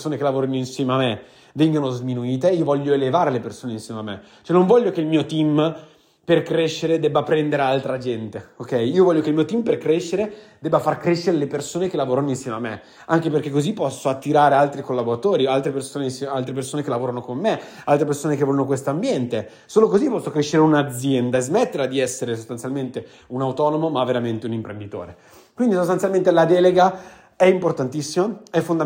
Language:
Italian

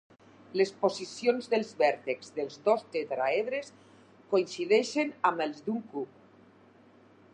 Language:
Catalan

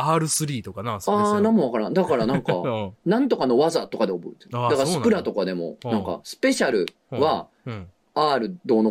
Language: Japanese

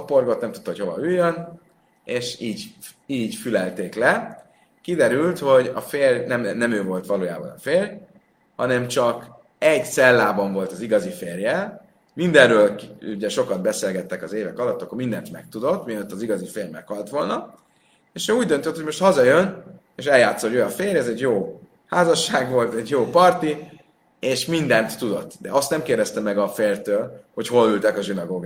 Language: Hungarian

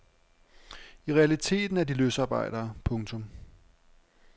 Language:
Danish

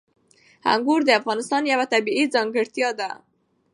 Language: Pashto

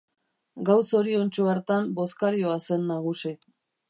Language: Basque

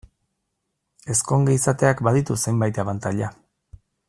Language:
Basque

